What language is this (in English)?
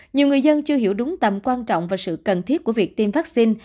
Vietnamese